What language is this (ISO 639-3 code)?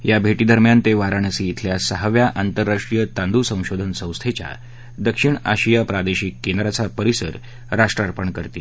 mar